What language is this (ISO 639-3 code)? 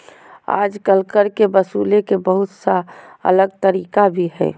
mag